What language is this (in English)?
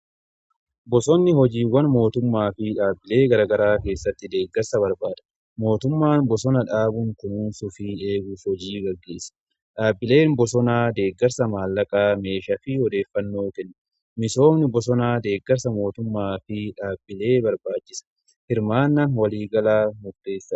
Oromo